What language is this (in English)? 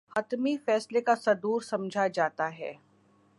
Urdu